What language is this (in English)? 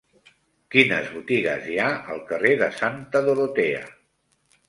Catalan